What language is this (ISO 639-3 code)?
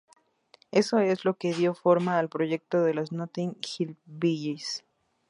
spa